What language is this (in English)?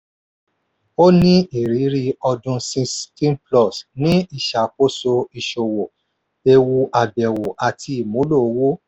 Yoruba